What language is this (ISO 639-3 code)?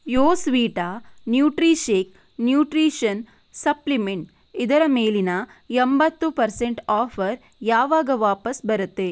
kan